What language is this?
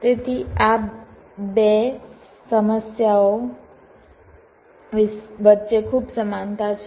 Gujarati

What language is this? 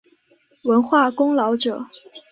Chinese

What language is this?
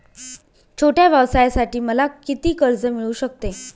Marathi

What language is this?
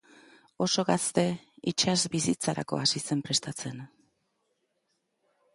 Basque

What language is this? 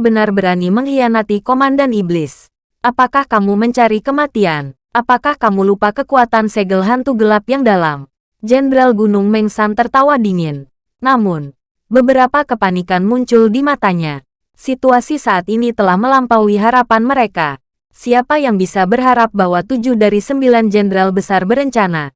Indonesian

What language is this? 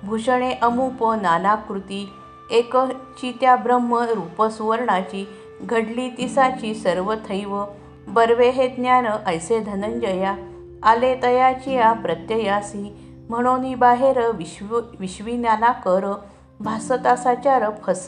Marathi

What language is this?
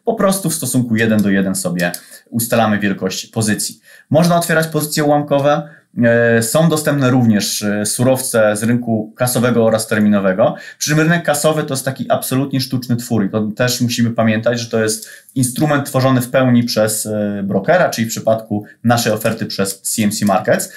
Polish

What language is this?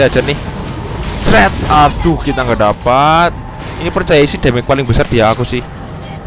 Indonesian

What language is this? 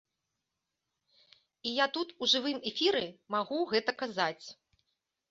Belarusian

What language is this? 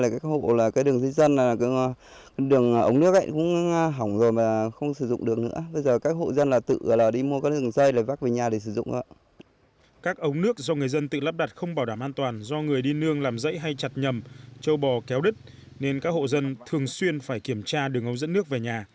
Vietnamese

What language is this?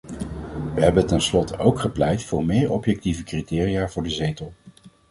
Dutch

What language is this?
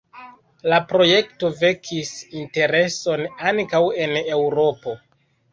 Esperanto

